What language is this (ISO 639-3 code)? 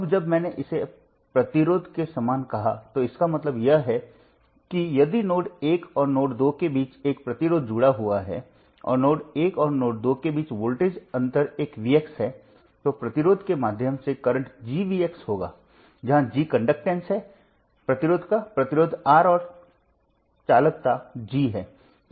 hin